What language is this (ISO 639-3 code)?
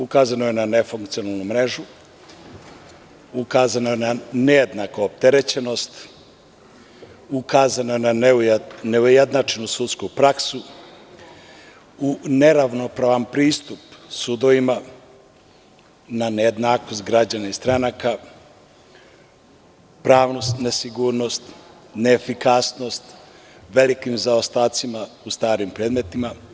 srp